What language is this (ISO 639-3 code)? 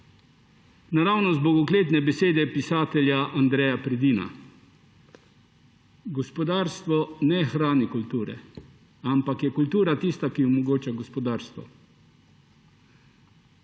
slv